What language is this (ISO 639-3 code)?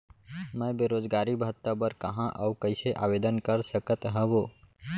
hne